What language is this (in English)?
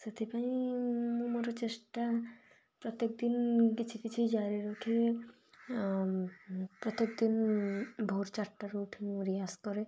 Odia